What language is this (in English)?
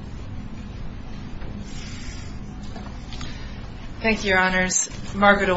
English